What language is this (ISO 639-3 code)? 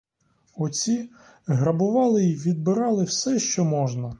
ukr